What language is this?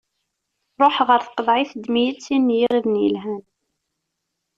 Kabyle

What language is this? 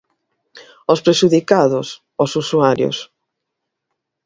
Galician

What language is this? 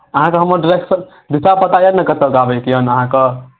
Maithili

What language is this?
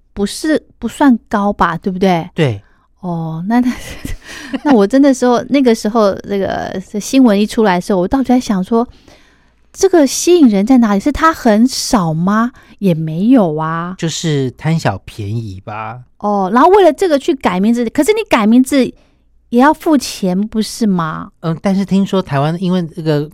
Chinese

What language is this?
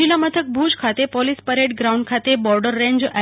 Gujarati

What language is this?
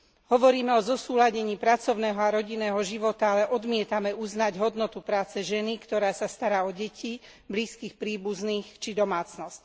Slovak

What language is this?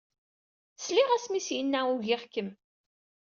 Kabyle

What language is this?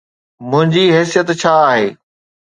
Sindhi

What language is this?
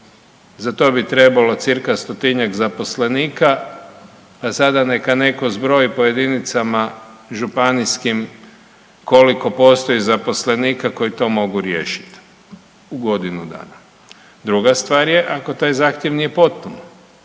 Croatian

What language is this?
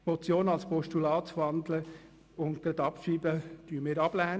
Swiss German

